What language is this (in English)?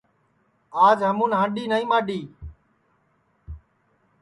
Sansi